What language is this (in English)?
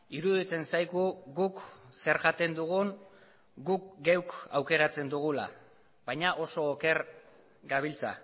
Basque